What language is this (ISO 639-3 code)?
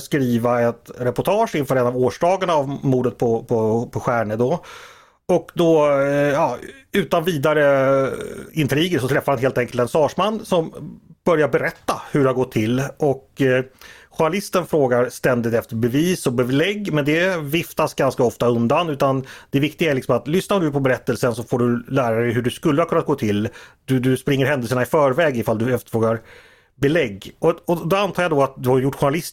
swe